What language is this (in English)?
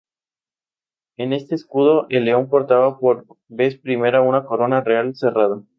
Spanish